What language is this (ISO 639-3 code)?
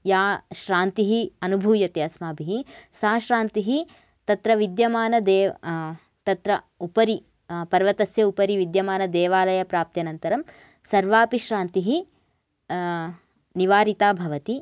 san